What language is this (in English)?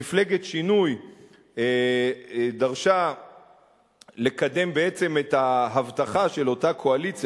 Hebrew